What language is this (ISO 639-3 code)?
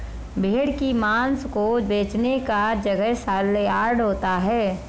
hin